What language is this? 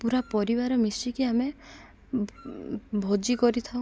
Odia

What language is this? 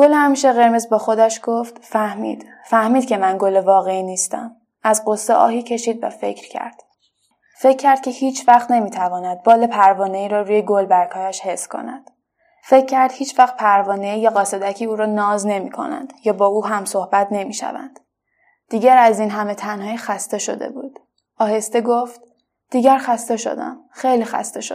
Persian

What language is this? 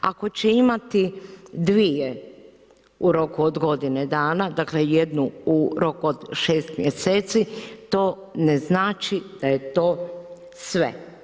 Croatian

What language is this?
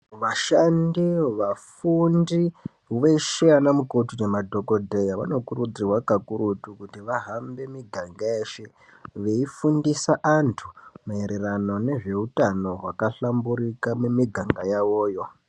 Ndau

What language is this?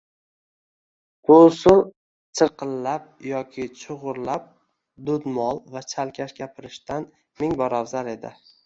Uzbek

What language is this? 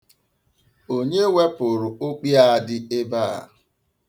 Igbo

